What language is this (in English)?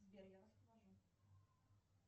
Russian